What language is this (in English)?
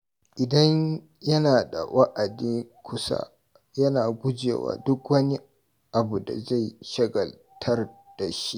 Hausa